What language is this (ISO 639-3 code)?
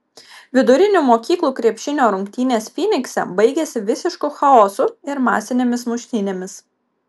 lit